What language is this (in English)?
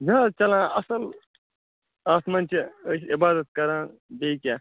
Kashmiri